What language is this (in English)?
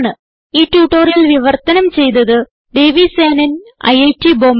Malayalam